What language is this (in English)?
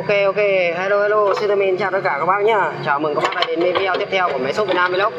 Vietnamese